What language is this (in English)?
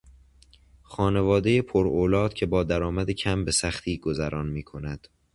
Persian